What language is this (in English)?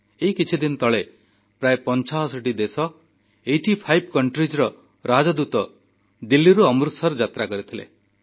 Odia